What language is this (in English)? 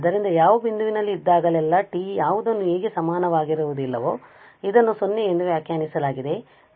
Kannada